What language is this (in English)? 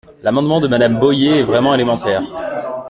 French